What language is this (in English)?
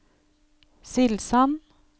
Norwegian